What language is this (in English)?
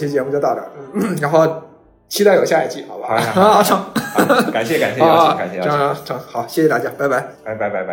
Chinese